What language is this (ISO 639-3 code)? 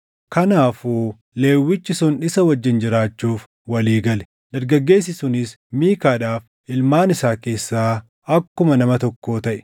orm